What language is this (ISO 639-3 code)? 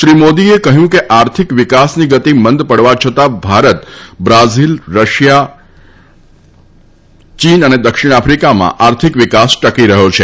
guj